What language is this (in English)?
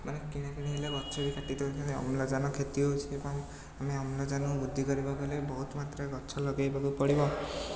Odia